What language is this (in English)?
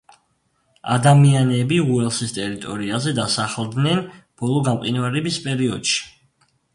Georgian